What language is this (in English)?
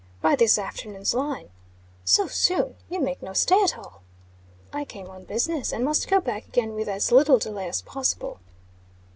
English